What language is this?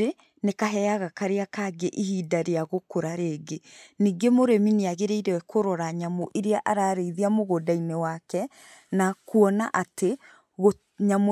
Kikuyu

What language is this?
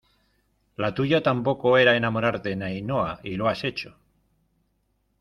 Spanish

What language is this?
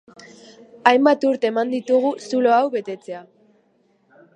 Basque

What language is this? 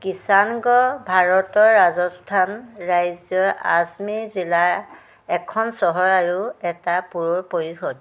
Assamese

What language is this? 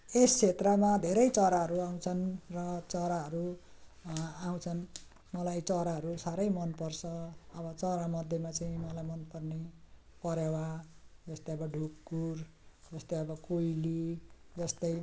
Nepali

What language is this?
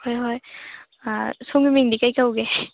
Manipuri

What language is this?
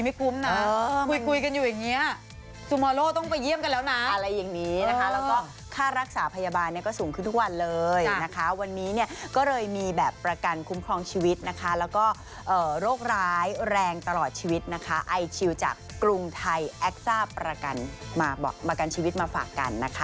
Thai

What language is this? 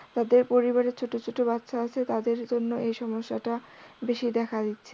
Bangla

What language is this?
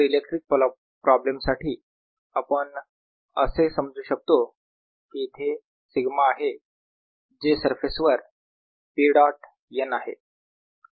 Marathi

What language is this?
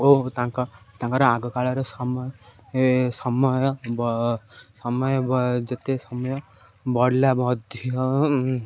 Odia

